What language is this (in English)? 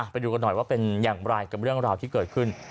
Thai